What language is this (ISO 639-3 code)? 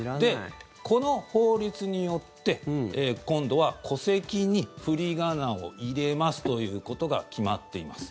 jpn